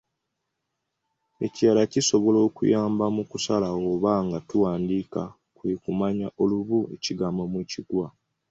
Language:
Ganda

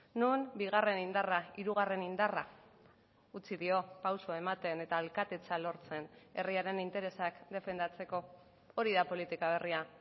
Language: Basque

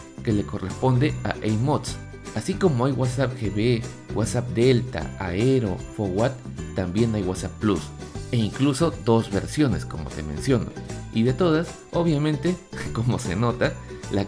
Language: Spanish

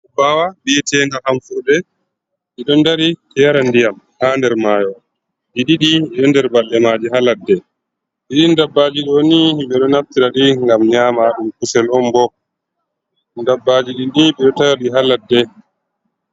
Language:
Fula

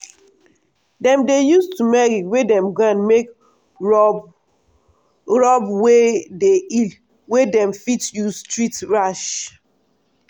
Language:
Nigerian Pidgin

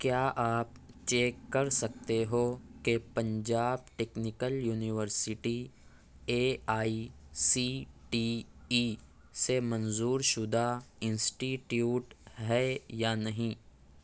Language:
Urdu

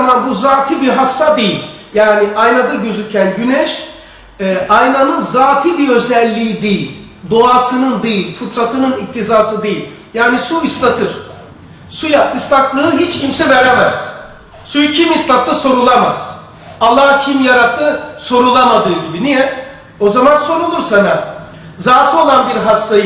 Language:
Turkish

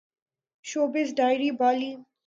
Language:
Urdu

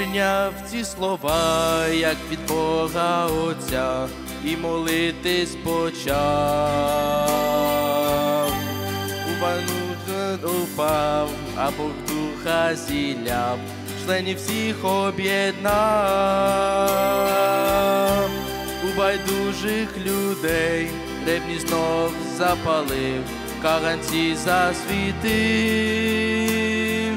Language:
Ukrainian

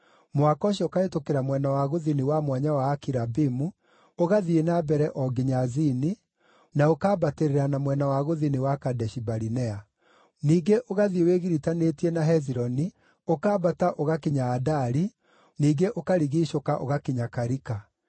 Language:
Kikuyu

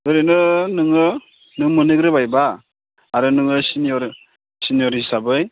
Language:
Bodo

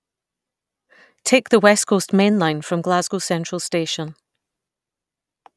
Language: English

